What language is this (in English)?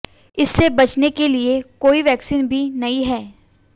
Hindi